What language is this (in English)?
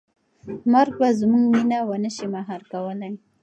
Pashto